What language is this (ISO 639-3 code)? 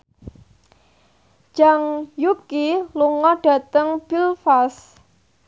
jav